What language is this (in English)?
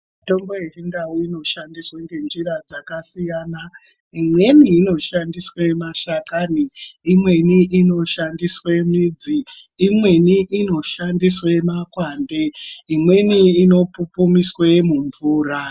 Ndau